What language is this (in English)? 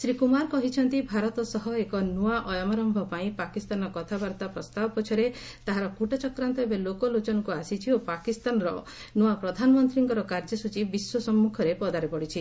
Odia